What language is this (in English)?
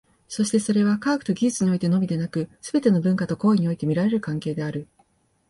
Japanese